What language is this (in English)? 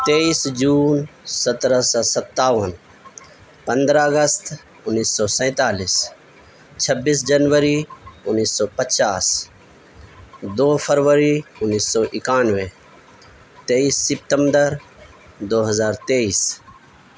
Urdu